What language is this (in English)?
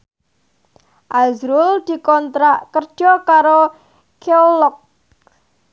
Javanese